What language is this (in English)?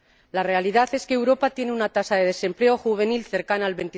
Spanish